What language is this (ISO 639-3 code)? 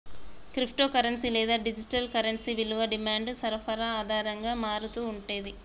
tel